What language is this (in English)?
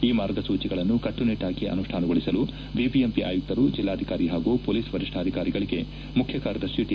Kannada